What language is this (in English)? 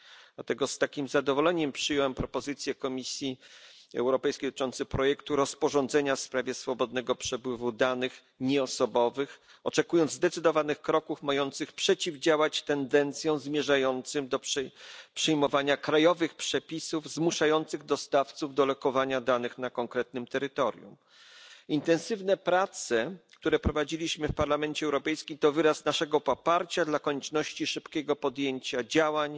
Polish